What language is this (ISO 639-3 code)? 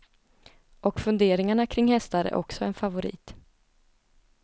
swe